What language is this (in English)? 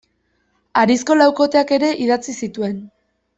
Basque